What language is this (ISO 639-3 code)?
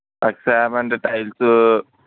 tel